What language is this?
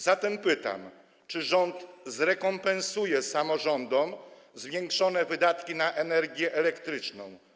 Polish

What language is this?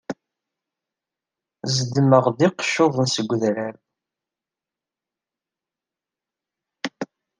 Kabyle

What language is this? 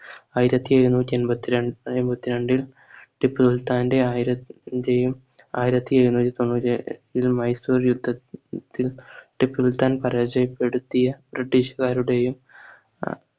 Malayalam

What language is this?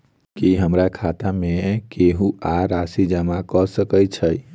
Maithili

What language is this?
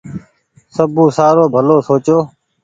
Goaria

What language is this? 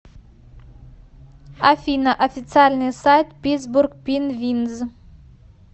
Russian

